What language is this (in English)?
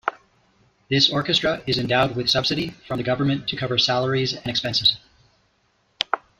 English